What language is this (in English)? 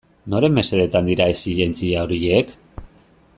Basque